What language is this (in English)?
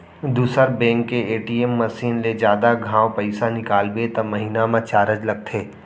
Chhattisgarhi